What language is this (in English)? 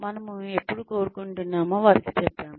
Telugu